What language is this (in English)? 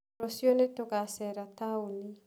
Kikuyu